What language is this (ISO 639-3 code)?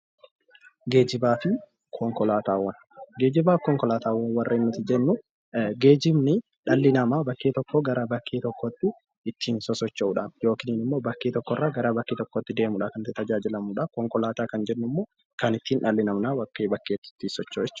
orm